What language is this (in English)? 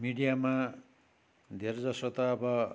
Nepali